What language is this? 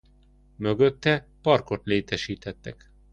Hungarian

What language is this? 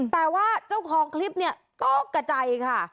Thai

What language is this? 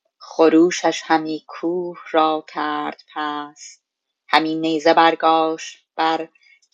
Persian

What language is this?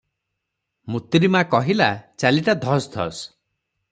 Odia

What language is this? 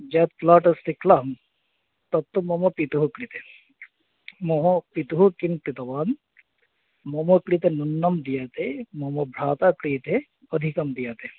Sanskrit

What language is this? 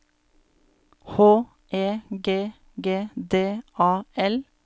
Norwegian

